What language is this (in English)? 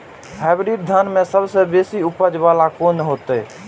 Maithili